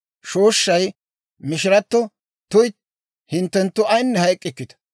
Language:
Dawro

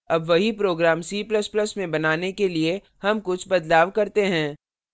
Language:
Hindi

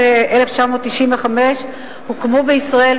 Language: Hebrew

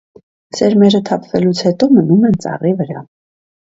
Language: Armenian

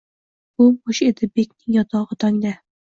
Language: Uzbek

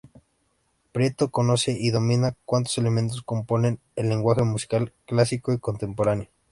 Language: Spanish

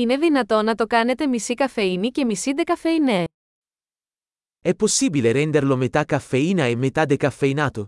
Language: Greek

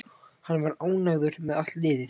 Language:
Icelandic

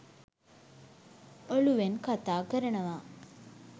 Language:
Sinhala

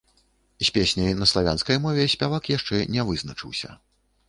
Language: Belarusian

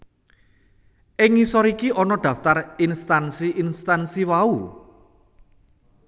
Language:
Javanese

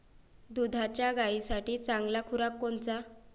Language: Marathi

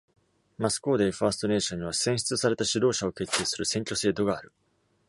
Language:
Japanese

